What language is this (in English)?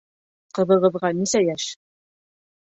Bashkir